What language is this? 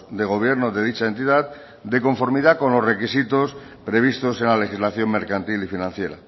Spanish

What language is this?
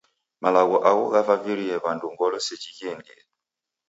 Taita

